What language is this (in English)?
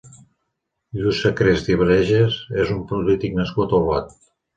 Catalan